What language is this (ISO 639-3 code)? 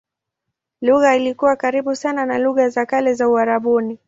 swa